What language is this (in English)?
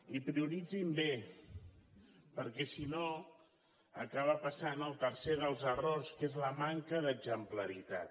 Catalan